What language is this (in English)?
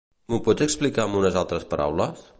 Catalan